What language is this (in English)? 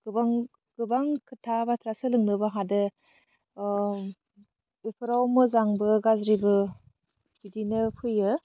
Bodo